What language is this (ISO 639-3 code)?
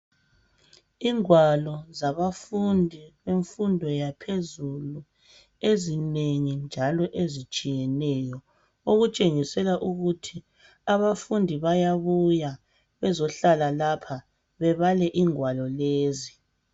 nde